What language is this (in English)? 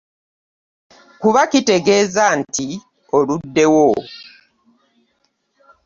Ganda